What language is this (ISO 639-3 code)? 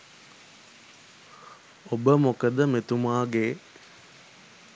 sin